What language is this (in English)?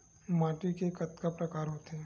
Chhattisgarhi